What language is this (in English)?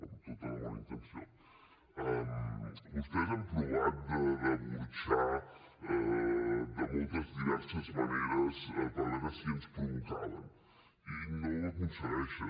Catalan